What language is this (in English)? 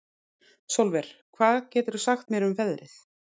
Icelandic